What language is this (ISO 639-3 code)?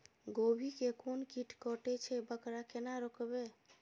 mai